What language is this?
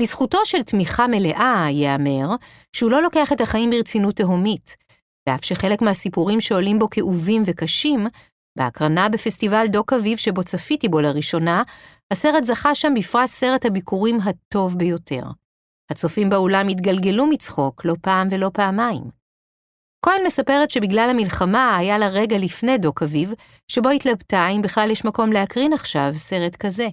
Hebrew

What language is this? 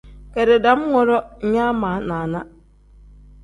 Tem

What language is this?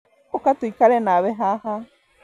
Kikuyu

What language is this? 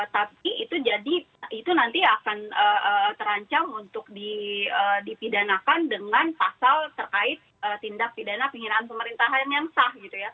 Indonesian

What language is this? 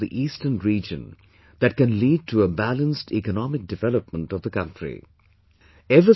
English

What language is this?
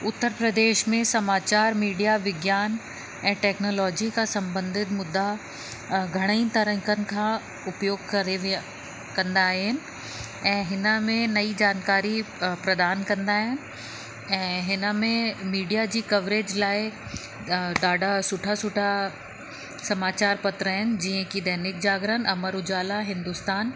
Sindhi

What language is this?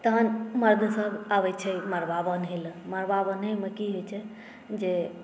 Maithili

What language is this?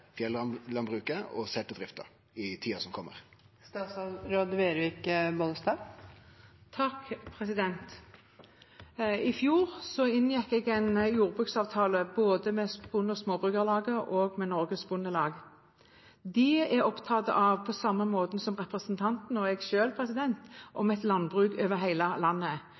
Norwegian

